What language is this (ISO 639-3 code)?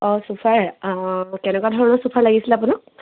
asm